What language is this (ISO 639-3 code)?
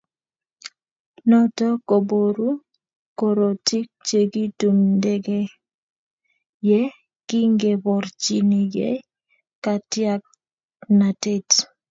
kln